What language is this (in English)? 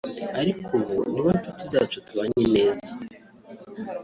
Kinyarwanda